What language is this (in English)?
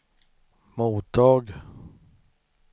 Swedish